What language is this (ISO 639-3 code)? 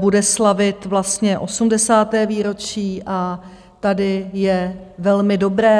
ces